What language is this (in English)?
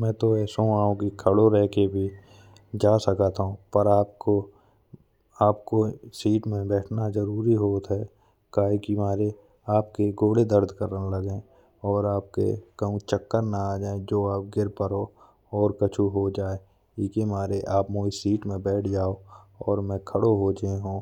Bundeli